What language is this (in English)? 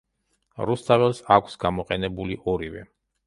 Georgian